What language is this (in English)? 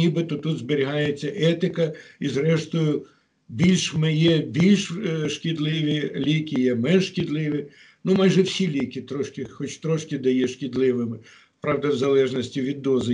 Ukrainian